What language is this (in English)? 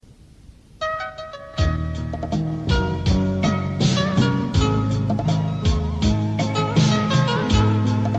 Vietnamese